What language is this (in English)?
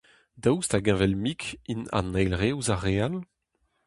Breton